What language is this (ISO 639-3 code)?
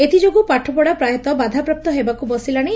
ori